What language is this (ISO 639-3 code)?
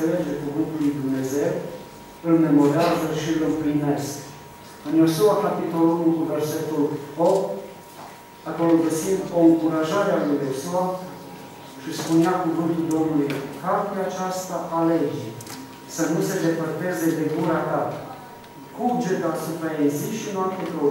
ron